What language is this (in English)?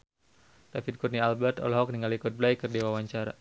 Sundanese